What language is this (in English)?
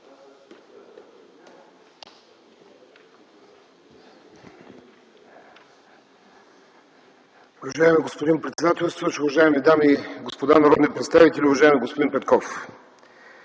Bulgarian